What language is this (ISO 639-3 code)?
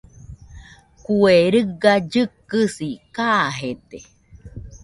hux